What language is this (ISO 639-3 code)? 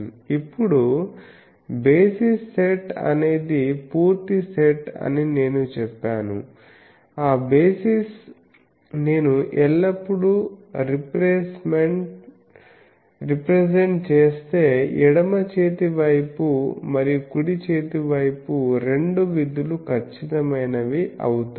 tel